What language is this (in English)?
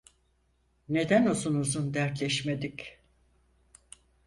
Turkish